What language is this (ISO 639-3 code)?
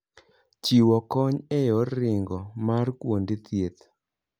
luo